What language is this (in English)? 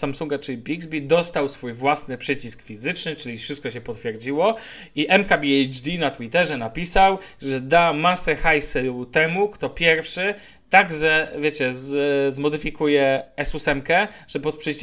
Polish